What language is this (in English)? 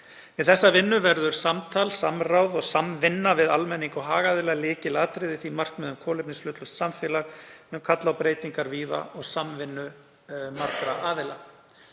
Icelandic